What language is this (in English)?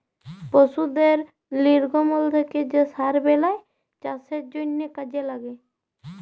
Bangla